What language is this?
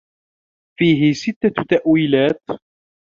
Arabic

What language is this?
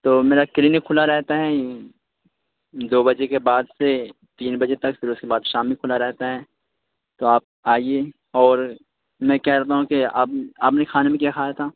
Urdu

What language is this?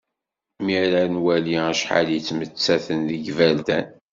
Kabyle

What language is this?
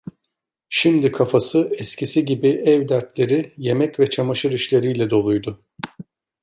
Turkish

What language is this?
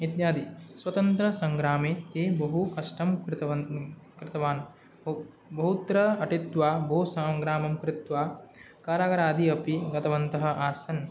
Sanskrit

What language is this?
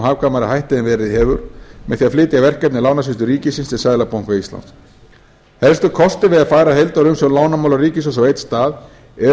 Icelandic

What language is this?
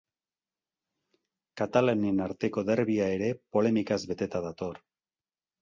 Basque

